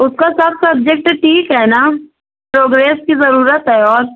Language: Urdu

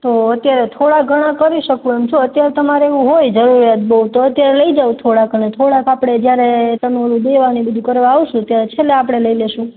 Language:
Gujarati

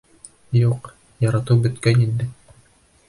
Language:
Bashkir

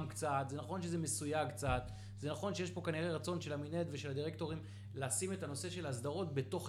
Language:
Hebrew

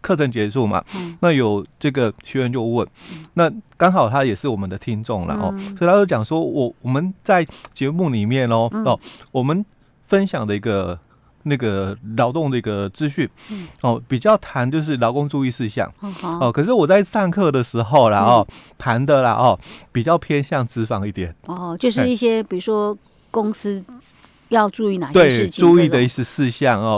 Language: Chinese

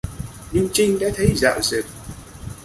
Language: Vietnamese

